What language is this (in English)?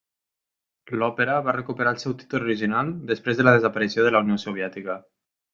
Catalan